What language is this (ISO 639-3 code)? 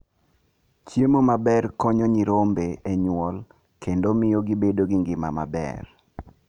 luo